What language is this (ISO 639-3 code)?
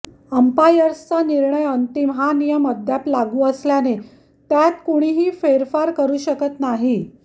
mar